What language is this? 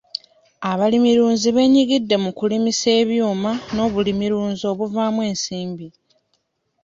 Ganda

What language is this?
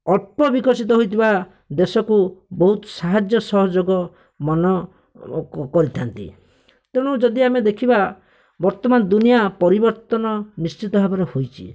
Odia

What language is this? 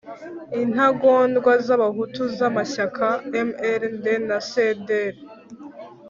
Kinyarwanda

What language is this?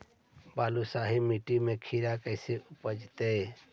Magahi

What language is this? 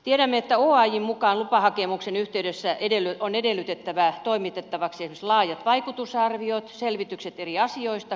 Finnish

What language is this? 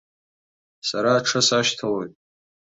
Abkhazian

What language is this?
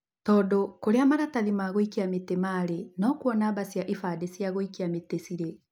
Kikuyu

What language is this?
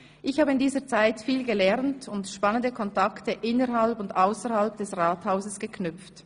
Swiss German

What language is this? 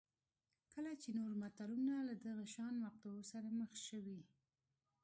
Pashto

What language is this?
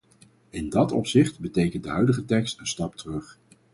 Dutch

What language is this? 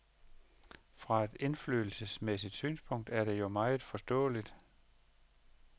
Danish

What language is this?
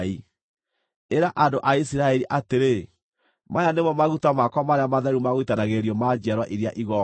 Kikuyu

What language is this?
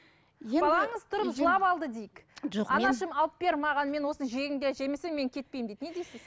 Kazakh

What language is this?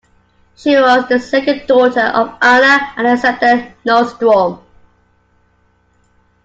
English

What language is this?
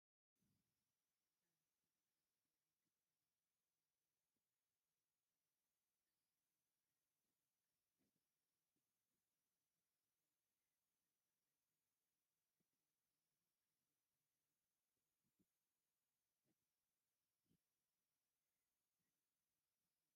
Tigrinya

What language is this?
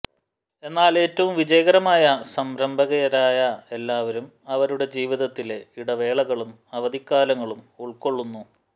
Malayalam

